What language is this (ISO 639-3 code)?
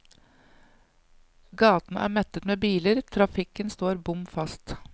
nor